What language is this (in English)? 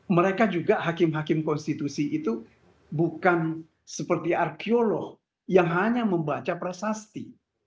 Indonesian